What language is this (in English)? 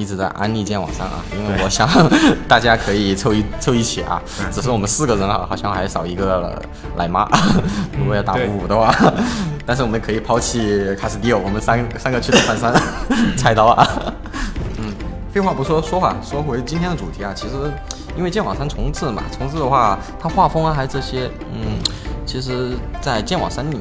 Chinese